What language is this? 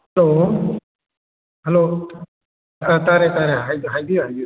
Manipuri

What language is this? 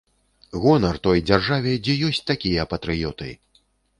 Belarusian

